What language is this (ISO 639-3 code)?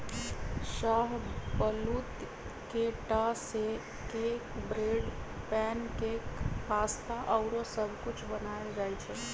mag